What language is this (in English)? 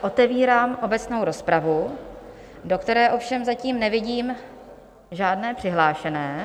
Czech